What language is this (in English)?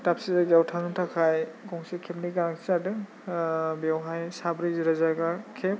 Bodo